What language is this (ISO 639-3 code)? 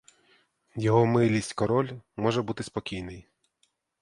ukr